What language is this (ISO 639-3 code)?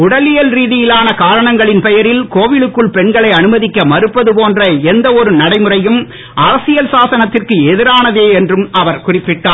tam